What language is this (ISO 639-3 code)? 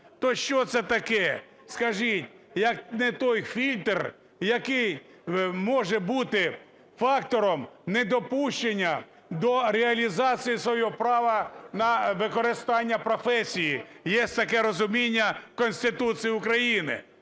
ukr